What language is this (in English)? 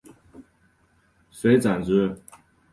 Chinese